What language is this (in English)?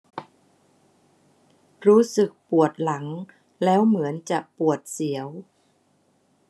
Thai